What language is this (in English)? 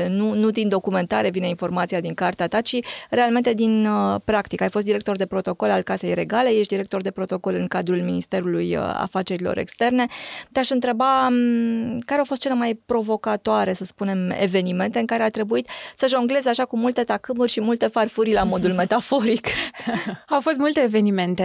Romanian